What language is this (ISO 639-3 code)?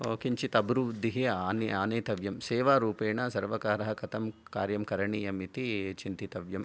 san